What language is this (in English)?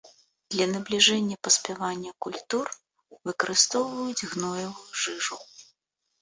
Belarusian